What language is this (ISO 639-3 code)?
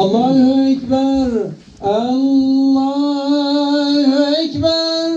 tur